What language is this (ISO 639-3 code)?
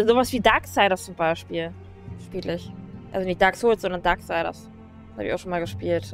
deu